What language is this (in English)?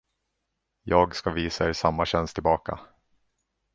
Swedish